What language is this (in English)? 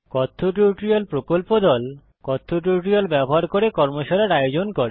Bangla